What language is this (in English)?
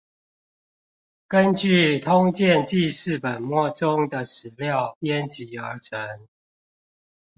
Chinese